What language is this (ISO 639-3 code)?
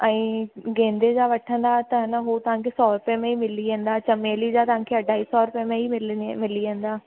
snd